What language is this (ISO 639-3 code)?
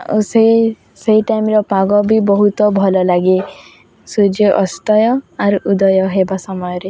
ori